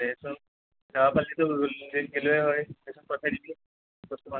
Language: Assamese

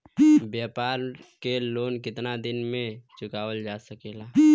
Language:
Bhojpuri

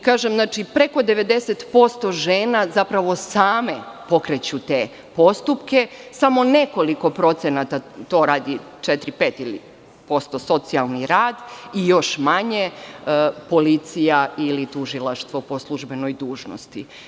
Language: Serbian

